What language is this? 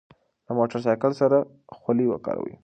Pashto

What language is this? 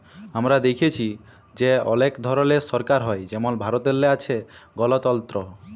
Bangla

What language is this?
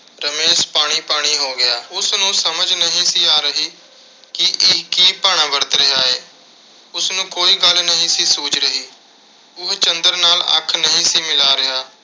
Punjabi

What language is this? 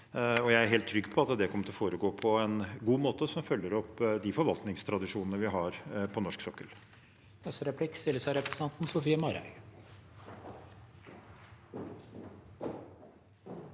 Norwegian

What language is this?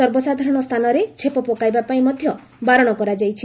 Odia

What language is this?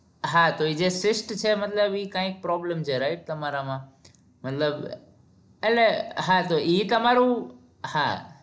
Gujarati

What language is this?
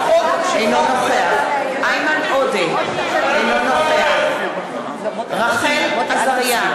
Hebrew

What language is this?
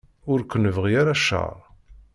Kabyle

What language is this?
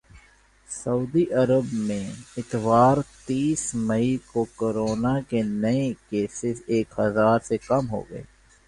Urdu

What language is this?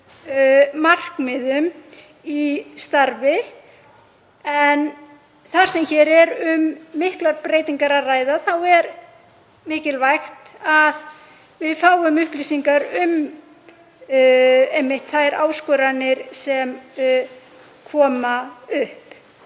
Icelandic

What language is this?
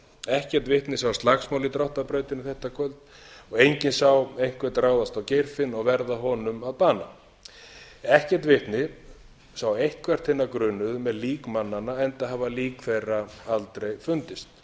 Icelandic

